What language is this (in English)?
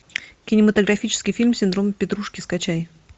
Russian